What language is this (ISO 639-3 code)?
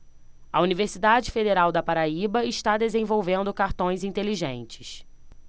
por